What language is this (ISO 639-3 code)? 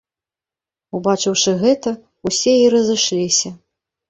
bel